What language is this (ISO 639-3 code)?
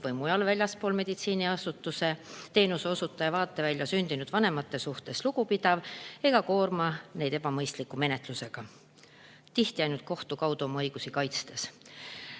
est